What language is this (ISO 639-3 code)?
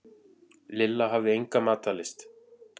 isl